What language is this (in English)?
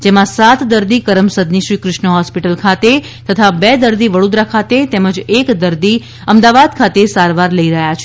Gujarati